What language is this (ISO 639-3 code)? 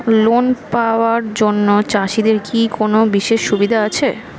ben